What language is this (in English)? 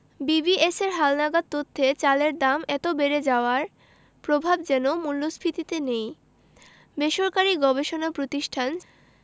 Bangla